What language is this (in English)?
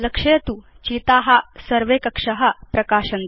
Sanskrit